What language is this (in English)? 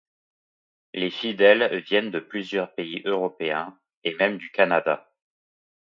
French